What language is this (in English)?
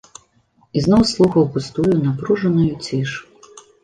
Belarusian